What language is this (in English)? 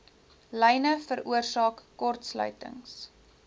Afrikaans